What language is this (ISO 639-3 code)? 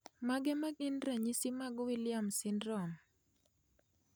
luo